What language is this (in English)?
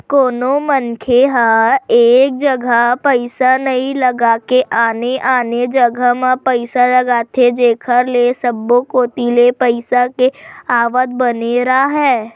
Chhattisgarhi